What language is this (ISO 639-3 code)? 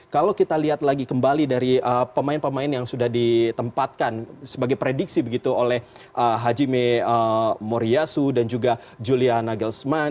ind